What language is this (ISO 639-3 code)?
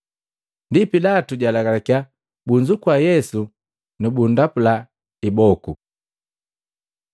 mgv